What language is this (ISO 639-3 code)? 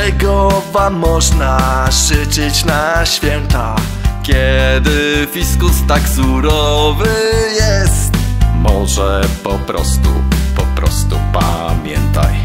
pol